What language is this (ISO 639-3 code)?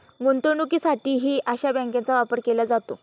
mar